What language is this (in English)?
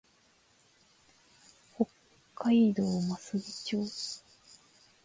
Japanese